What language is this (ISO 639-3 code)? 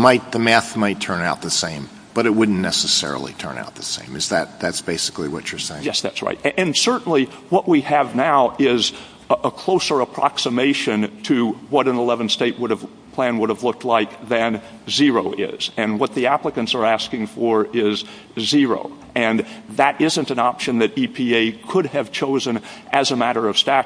eng